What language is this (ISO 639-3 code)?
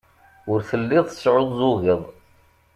kab